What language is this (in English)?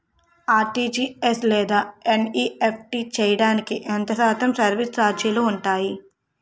Telugu